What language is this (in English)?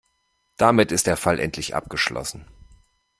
German